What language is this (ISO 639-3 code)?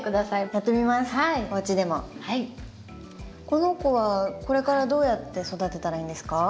jpn